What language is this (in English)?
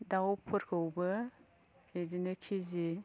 Bodo